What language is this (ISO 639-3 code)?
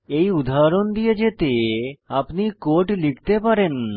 ben